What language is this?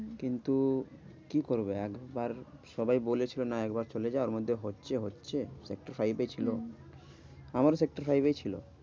Bangla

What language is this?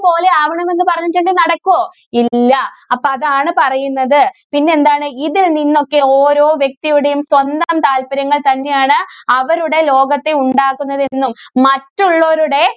Malayalam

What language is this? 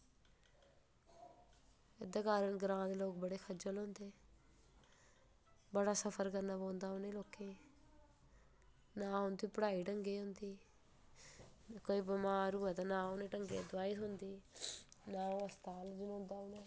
Dogri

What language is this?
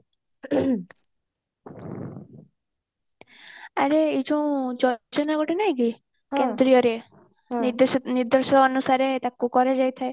Odia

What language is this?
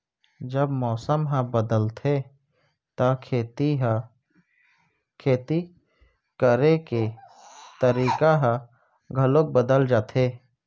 Chhattisgarhi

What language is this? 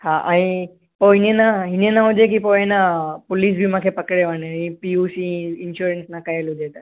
Sindhi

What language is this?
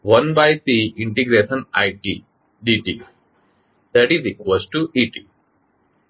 Gujarati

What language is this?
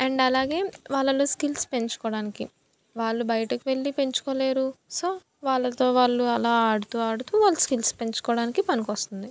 Telugu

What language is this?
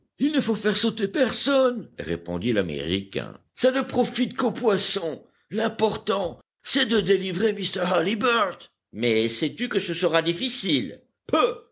French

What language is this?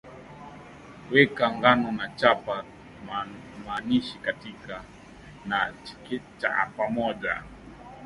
Swahili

